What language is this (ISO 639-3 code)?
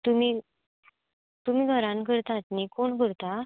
kok